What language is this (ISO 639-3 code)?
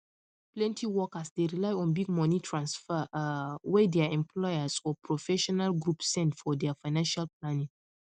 pcm